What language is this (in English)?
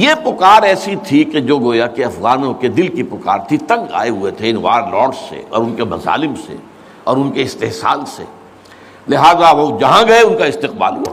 Urdu